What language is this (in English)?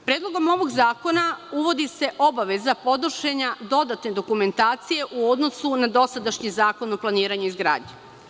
Serbian